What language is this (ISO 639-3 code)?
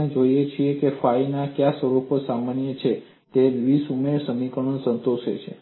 guj